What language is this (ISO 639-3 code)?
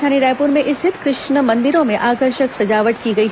hin